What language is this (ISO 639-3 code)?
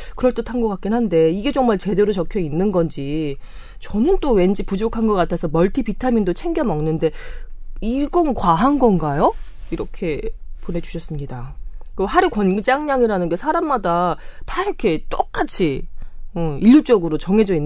kor